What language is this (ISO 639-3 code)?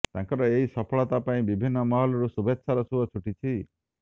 ori